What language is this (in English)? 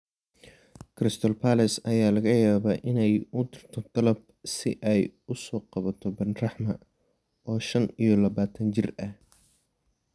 Somali